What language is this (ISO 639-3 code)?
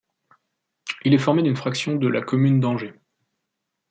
fra